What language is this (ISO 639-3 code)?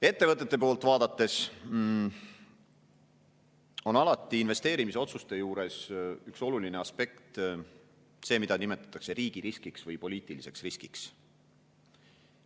est